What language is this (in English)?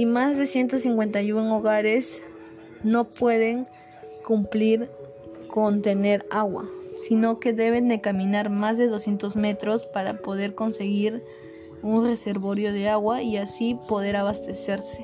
Spanish